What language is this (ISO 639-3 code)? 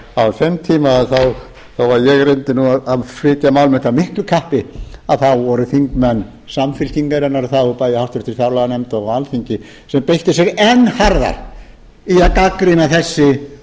isl